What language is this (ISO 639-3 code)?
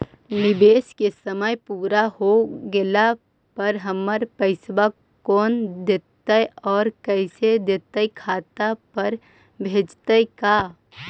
mag